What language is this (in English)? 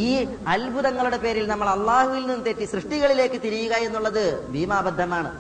Malayalam